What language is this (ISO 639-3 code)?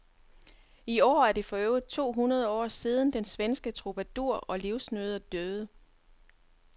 dan